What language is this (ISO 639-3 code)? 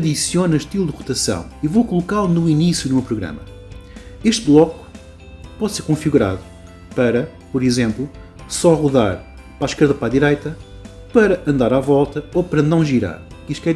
por